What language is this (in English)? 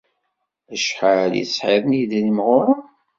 Kabyle